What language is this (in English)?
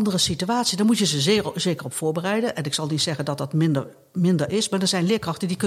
Dutch